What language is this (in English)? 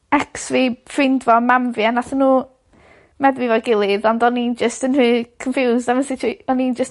Welsh